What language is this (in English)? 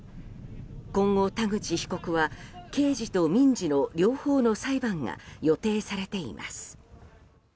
Japanese